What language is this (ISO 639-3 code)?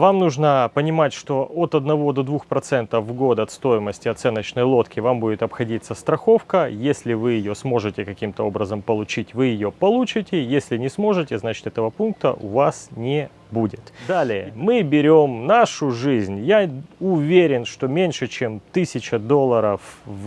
rus